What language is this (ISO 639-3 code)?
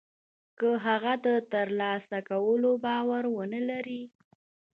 pus